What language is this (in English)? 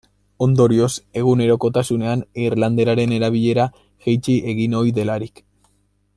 Basque